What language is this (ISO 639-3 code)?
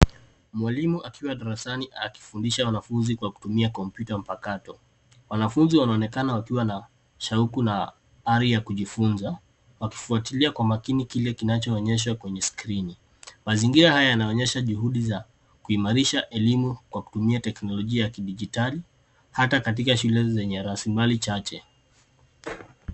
swa